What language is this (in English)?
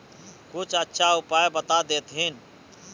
Magahi